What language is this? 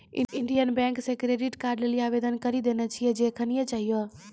Maithili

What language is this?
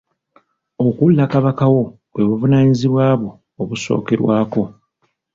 Ganda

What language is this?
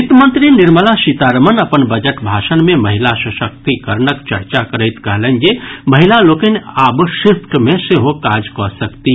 Maithili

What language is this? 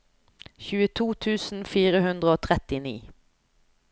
Norwegian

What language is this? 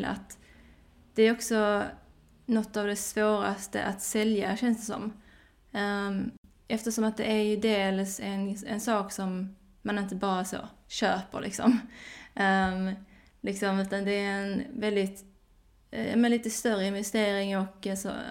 Swedish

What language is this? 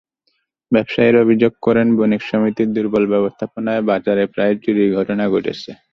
Bangla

